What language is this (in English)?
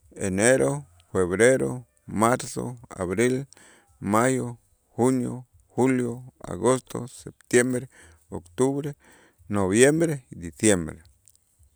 Itzá